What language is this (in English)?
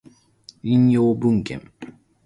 Japanese